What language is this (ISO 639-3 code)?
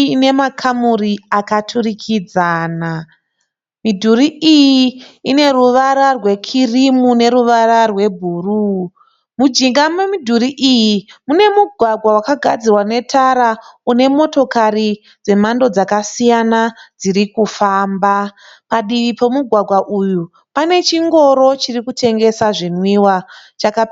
sna